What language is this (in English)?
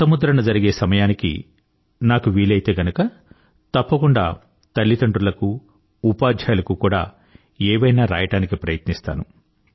Telugu